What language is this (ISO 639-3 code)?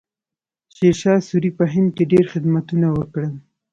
pus